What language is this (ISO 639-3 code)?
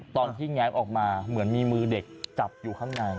tha